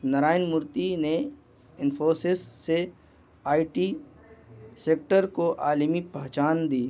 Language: Urdu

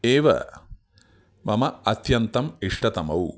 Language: Sanskrit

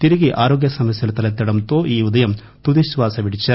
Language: Telugu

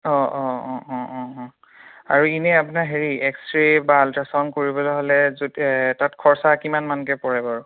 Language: Assamese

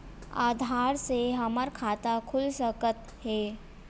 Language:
Chhattisgarhi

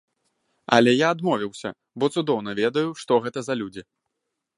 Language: Belarusian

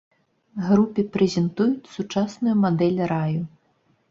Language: Belarusian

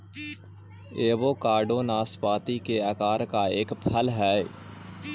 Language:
Magahi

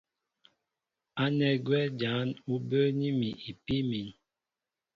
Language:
Mbo (Cameroon)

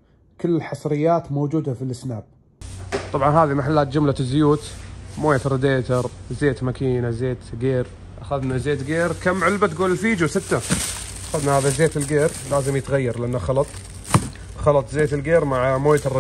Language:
Arabic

